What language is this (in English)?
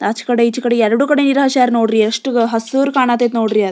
Kannada